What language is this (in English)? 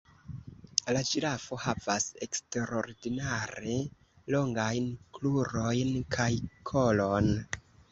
Esperanto